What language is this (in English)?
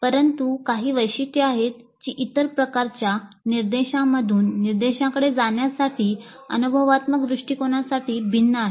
Marathi